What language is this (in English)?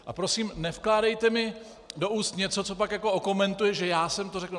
Czech